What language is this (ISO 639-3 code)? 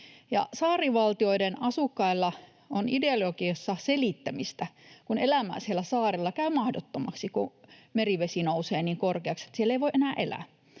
fin